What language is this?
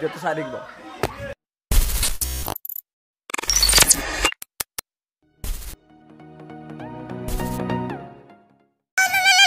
Arabic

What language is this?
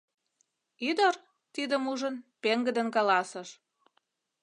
Mari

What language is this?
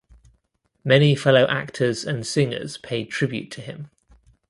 English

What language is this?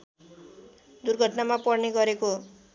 Nepali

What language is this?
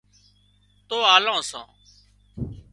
Wadiyara Koli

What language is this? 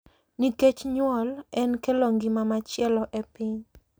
Luo (Kenya and Tanzania)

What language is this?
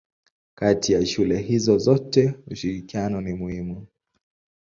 Swahili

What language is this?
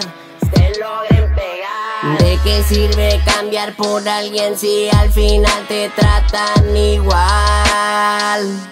Spanish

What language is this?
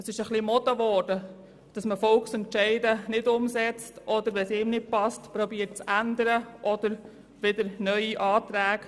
Swiss German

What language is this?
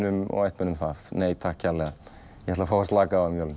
Icelandic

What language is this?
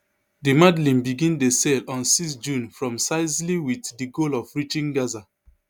Nigerian Pidgin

